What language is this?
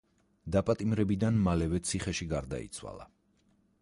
Georgian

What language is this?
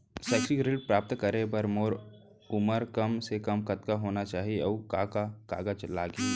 Chhattisgarhi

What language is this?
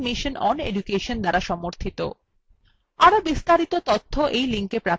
Bangla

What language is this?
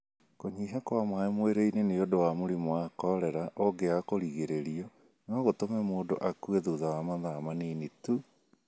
Kikuyu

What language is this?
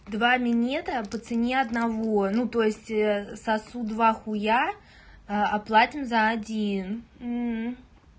Russian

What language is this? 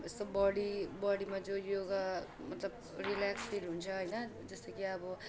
Nepali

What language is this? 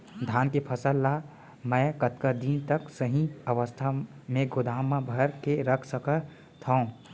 Chhattisgarhi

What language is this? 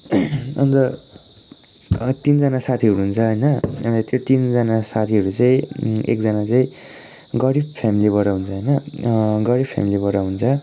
Nepali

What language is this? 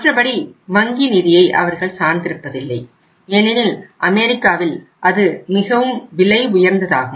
Tamil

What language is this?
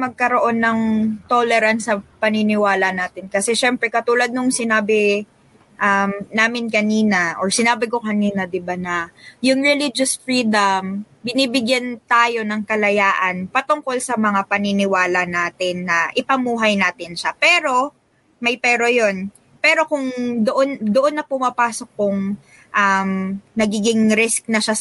Filipino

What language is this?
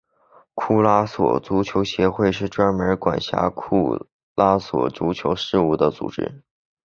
Chinese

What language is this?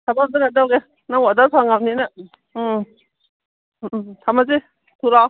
Manipuri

